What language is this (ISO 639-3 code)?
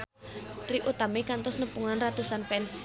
sun